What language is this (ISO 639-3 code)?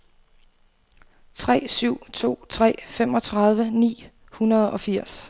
dan